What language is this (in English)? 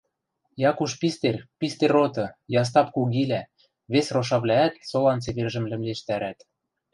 Western Mari